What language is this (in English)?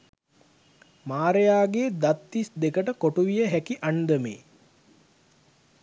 Sinhala